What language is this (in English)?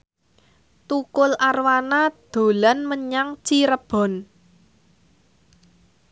Javanese